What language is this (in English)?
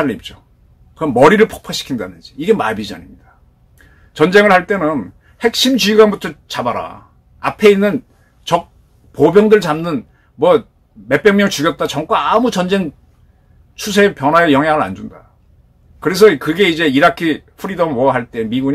Korean